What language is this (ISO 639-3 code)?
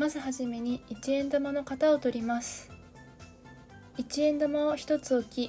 jpn